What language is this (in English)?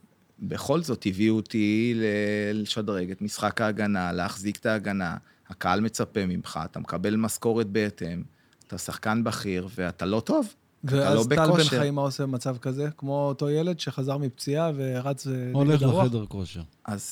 Hebrew